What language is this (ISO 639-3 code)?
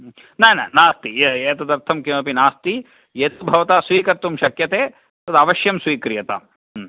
san